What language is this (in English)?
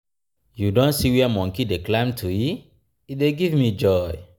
Nigerian Pidgin